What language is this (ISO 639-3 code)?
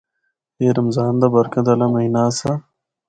hno